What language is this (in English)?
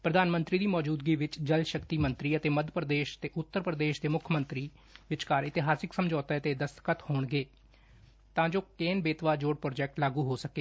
Punjabi